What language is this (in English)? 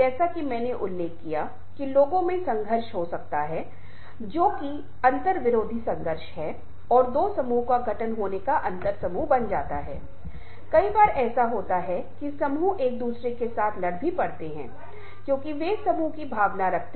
Hindi